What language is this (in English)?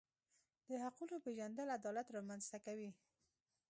Pashto